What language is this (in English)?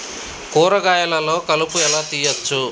Telugu